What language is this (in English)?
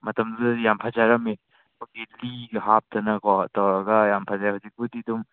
Manipuri